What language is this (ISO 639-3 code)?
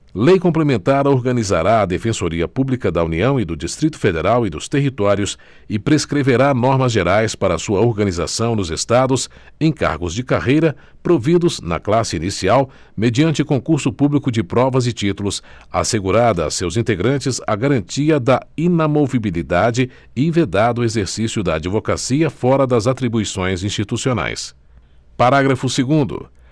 por